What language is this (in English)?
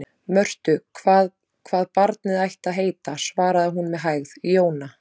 Icelandic